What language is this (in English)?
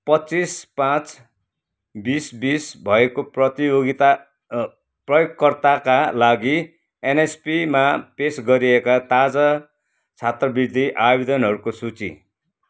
Nepali